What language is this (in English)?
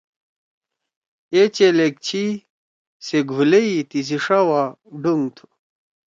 Torwali